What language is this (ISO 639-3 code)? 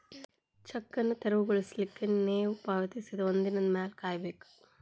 kan